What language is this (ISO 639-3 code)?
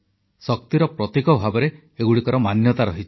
ori